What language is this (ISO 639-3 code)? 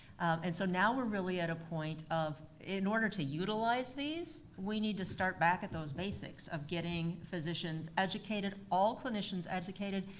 eng